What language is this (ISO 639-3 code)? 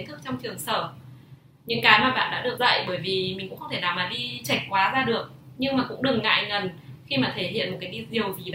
vie